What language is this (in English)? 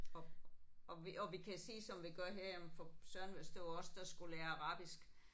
Danish